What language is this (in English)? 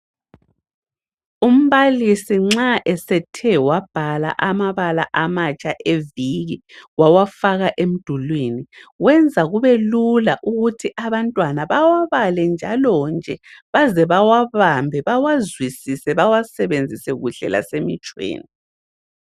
North Ndebele